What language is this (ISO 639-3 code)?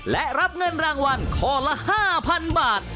tha